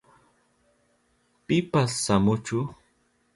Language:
Southern Pastaza Quechua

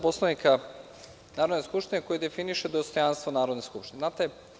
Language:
Serbian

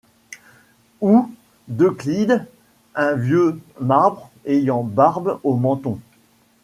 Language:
French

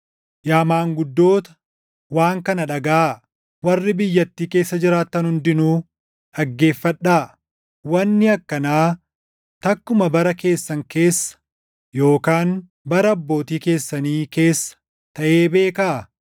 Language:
Oromo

